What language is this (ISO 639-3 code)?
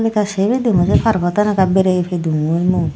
ccp